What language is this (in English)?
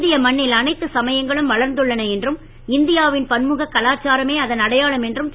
Tamil